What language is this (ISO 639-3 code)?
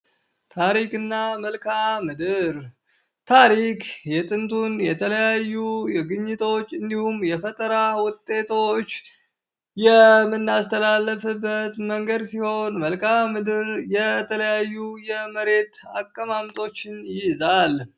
amh